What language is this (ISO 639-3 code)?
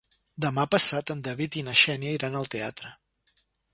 cat